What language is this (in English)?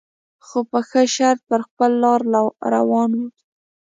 Pashto